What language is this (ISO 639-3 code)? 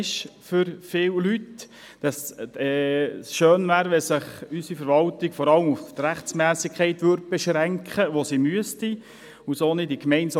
gsw